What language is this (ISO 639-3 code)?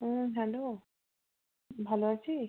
ben